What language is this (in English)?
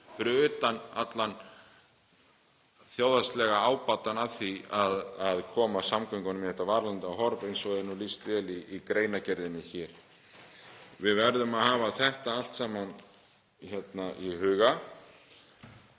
Icelandic